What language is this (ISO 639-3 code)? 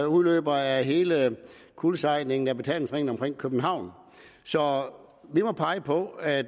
dan